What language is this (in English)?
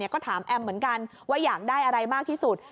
Thai